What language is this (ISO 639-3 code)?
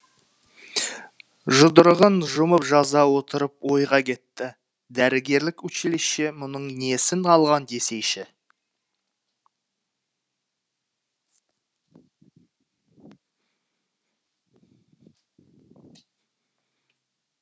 kaz